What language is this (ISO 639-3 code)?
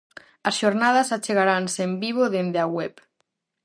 glg